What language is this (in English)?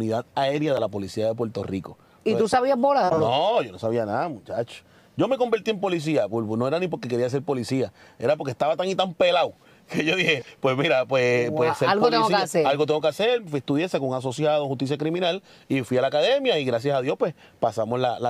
Spanish